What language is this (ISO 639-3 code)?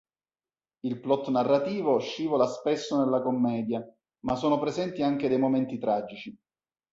ita